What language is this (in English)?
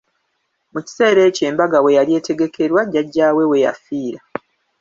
Ganda